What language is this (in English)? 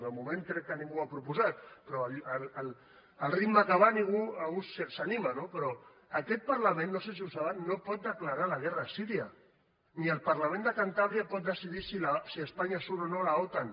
Catalan